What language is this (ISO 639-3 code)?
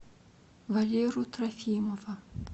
rus